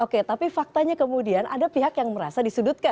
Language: Indonesian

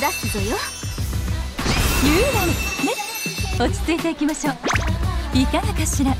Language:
Japanese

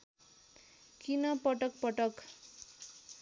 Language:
Nepali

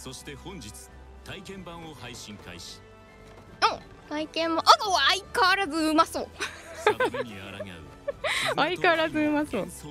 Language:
Japanese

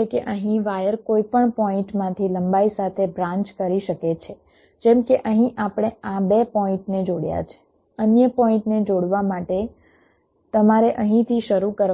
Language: Gujarati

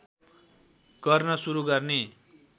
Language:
Nepali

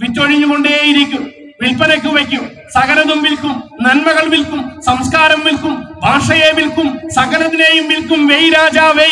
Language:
Hindi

